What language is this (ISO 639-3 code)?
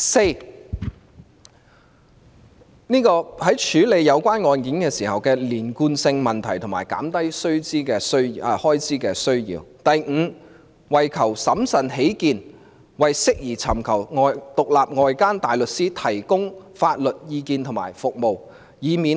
yue